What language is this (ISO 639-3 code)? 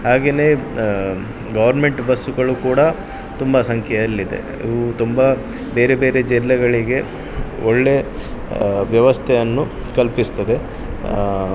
kan